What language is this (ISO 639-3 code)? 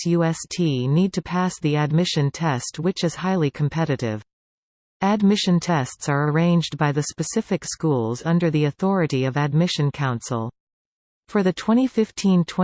eng